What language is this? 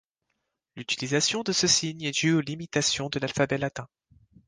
French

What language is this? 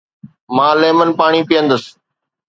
Sindhi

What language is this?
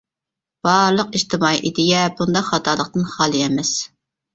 Uyghur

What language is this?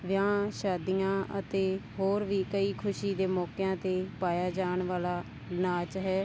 Punjabi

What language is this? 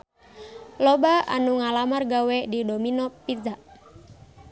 Sundanese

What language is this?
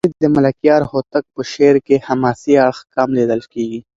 Pashto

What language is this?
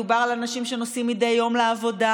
Hebrew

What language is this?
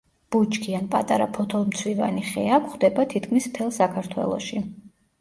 Georgian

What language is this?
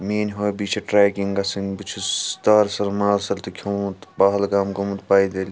Kashmiri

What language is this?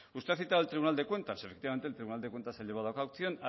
Spanish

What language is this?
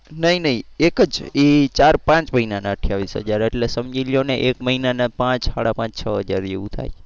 Gujarati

